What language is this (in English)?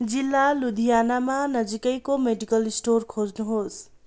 Nepali